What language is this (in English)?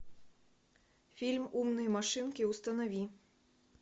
Russian